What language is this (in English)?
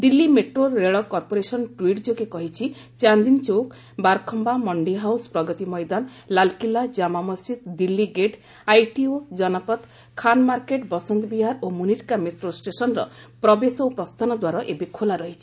Odia